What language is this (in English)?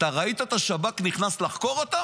Hebrew